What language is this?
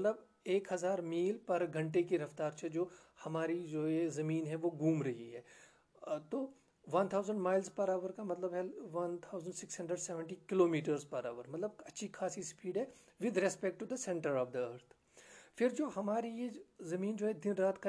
Urdu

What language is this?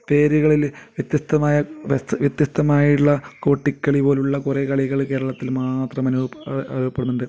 Malayalam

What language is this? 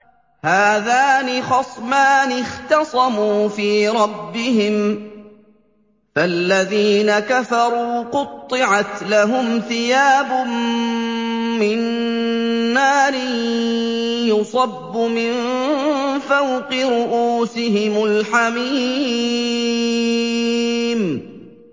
Arabic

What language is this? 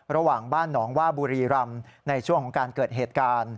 Thai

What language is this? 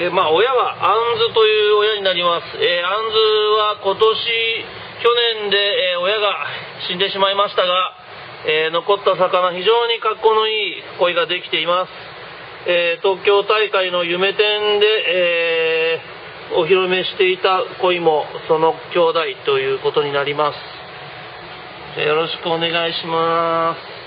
Japanese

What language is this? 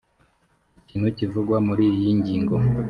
Kinyarwanda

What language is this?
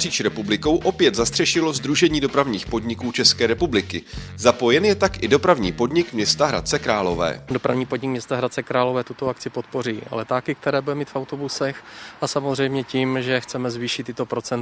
Czech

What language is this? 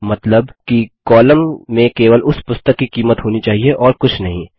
Hindi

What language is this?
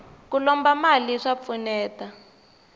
Tsonga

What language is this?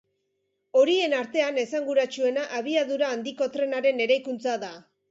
Basque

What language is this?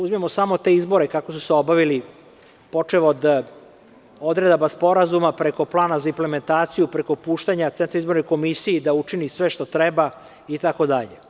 Serbian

